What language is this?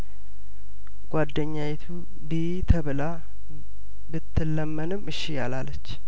Amharic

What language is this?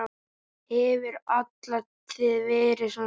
Icelandic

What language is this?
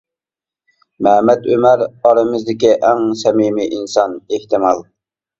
Uyghur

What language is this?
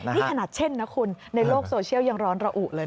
Thai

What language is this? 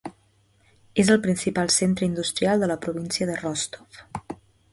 Catalan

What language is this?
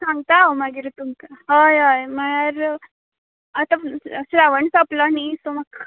Konkani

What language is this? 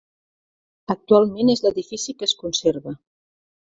Catalan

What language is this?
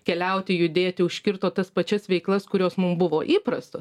Lithuanian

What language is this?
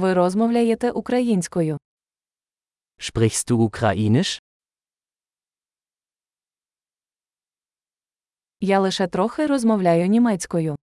Ukrainian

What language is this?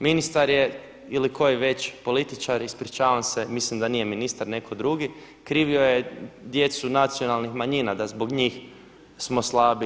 Croatian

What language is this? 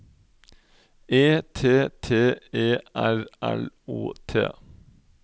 Norwegian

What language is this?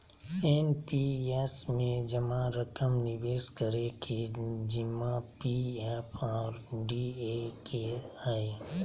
Magahi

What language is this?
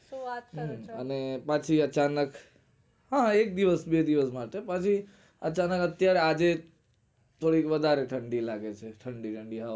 Gujarati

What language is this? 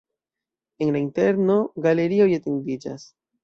Esperanto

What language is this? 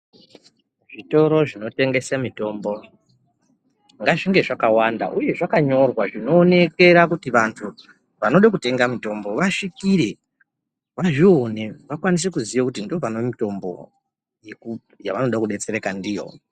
Ndau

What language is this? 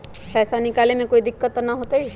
Magahi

